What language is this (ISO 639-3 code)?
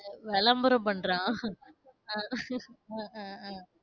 tam